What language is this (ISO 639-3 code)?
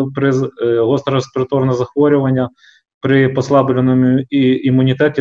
ukr